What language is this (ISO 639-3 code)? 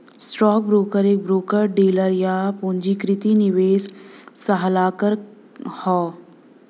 bho